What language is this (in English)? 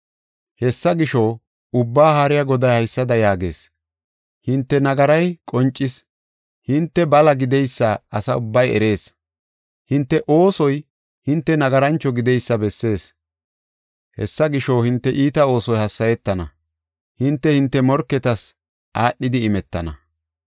Gofa